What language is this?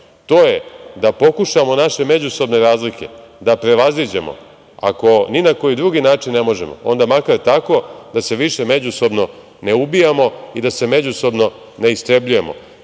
Serbian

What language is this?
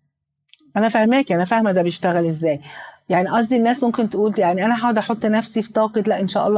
Arabic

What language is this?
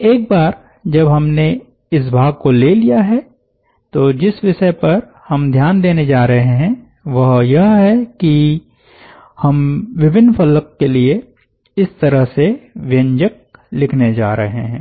Hindi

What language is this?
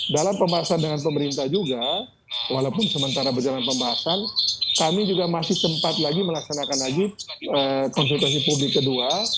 Indonesian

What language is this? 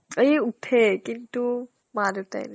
Assamese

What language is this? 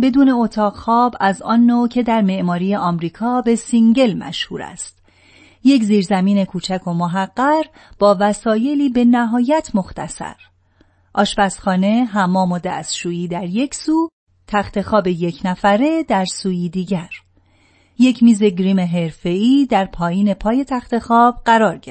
Persian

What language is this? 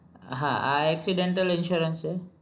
Gujarati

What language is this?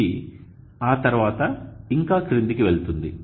Telugu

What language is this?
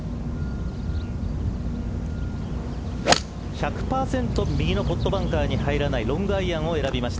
Japanese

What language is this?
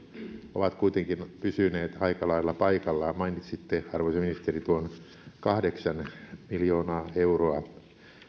Finnish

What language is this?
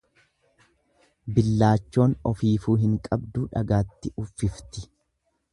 Oromo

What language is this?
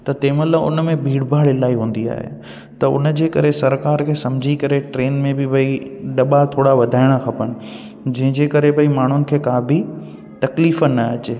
Sindhi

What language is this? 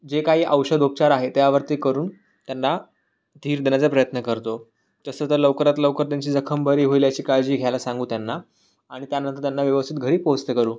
Marathi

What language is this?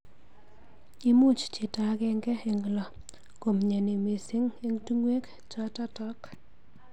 Kalenjin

